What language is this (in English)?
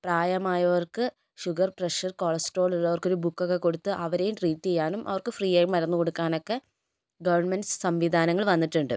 Malayalam